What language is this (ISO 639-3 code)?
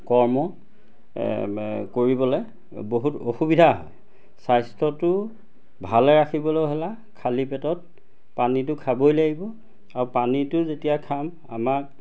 asm